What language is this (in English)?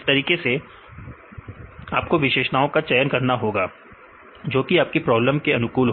Hindi